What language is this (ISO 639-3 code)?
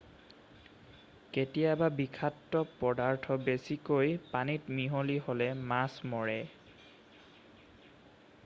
asm